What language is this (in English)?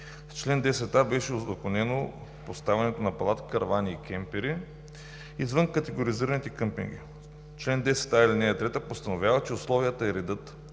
Bulgarian